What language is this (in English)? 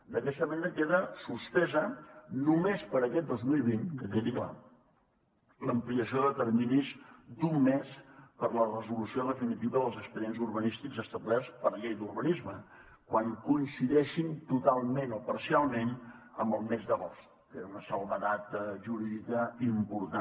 Catalan